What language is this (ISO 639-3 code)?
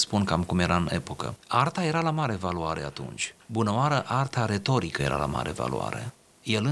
ron